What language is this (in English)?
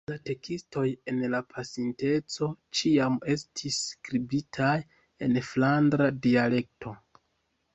Esperanto